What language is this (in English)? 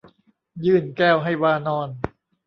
Thai